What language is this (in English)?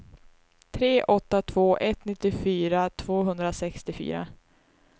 Swedish